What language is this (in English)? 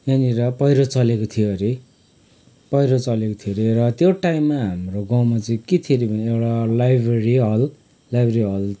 Nepali